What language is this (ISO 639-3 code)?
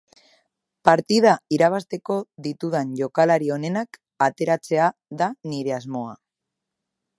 eus